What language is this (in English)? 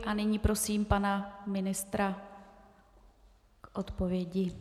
Czech